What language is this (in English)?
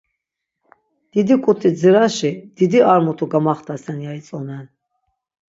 Laz